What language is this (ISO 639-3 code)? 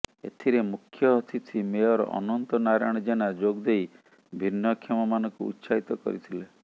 ori